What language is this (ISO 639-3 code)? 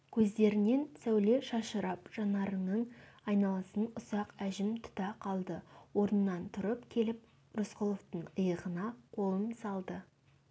kaz